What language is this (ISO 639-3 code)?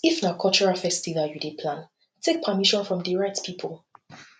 pcm